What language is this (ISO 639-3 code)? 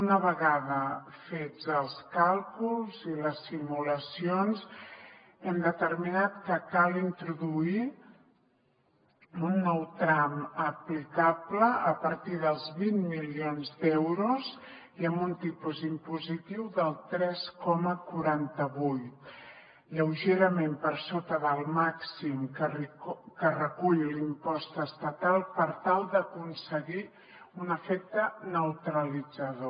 cat